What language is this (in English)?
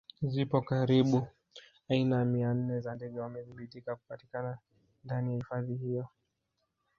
Swahili